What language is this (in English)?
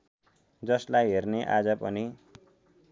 Nepali